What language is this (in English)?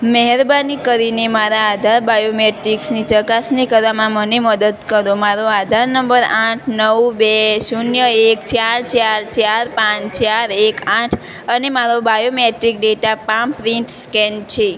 Gujarati